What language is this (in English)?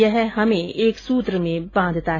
Hindi